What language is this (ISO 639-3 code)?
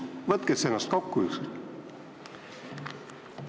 est